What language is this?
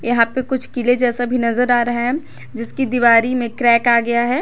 Hindi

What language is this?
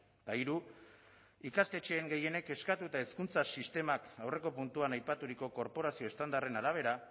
Basque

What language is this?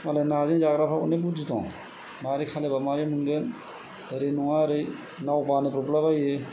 Bodo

